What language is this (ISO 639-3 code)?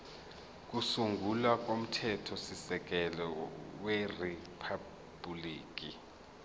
zul